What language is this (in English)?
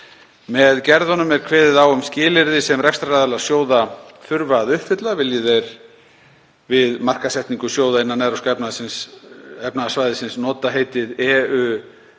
Icelandic